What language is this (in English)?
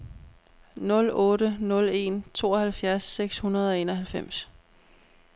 Danish